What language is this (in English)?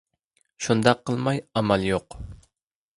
Uyghur